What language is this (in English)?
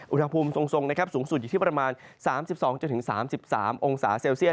Thai